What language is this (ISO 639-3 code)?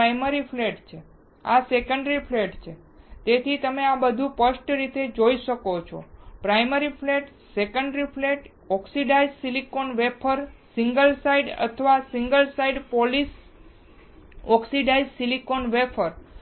guj